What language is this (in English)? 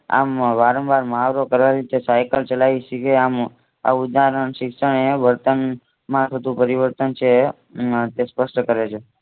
Gujarati